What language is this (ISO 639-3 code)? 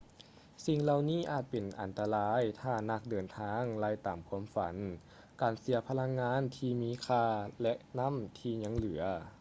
lao